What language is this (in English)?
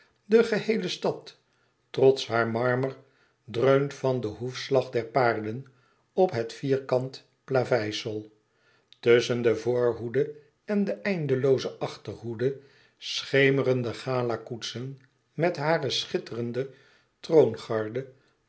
Dutch